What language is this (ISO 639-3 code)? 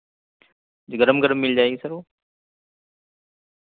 urd